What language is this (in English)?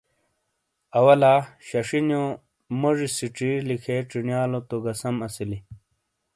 Shina